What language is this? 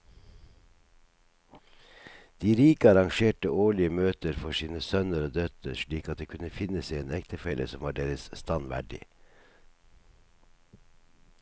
Norwegian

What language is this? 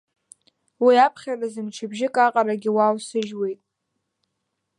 Abkhazian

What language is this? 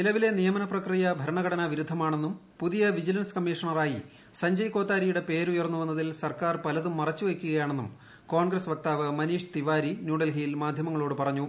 Malayalam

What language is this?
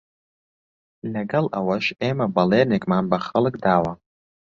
Central Kurdish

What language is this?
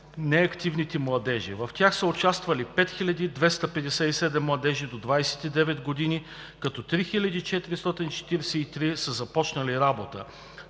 Bulgarian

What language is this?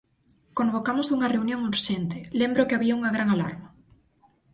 Galician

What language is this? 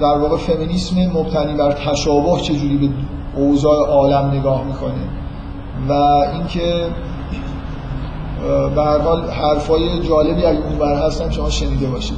Persian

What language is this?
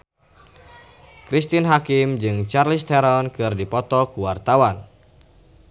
Sundanese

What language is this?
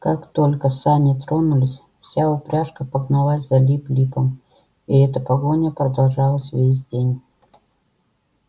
Russian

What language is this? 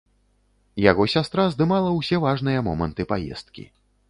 Belarusian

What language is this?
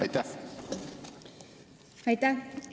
Estonian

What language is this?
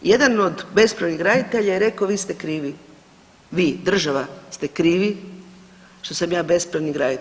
Croatian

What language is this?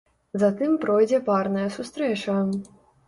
Belarusian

